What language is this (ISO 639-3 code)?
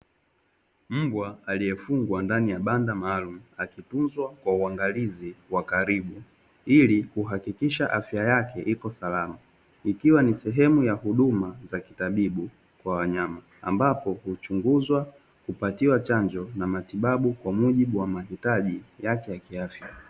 swa